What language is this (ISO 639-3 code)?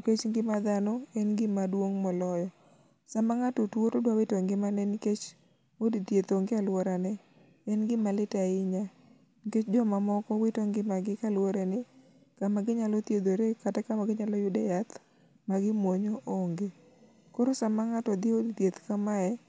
luo